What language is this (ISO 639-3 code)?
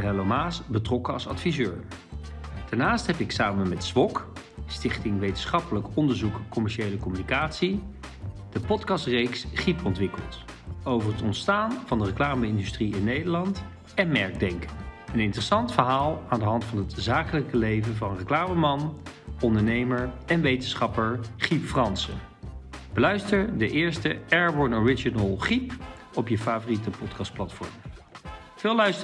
nld